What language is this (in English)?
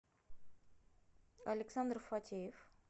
Russian